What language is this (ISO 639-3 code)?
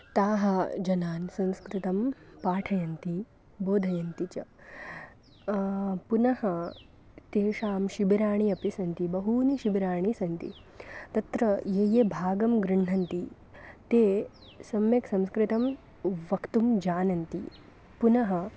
san